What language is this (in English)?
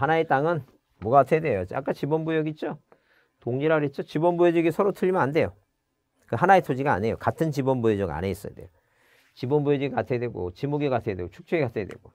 Korean